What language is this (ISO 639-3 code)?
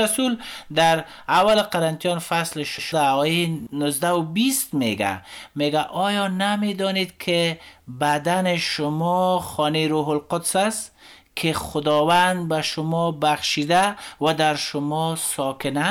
fas